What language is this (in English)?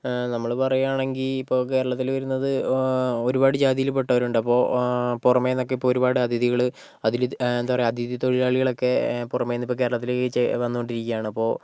Malayalam